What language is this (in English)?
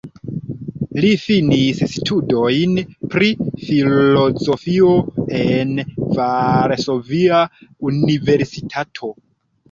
Esperanto